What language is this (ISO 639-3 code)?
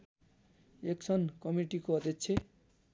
nep